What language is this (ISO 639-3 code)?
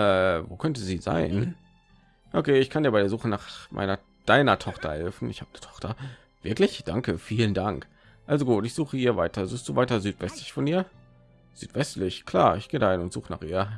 deu